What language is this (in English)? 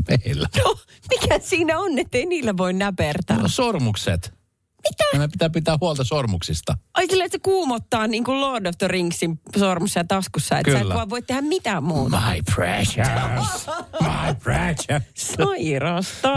Finnish